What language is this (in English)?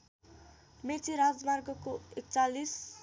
Nepali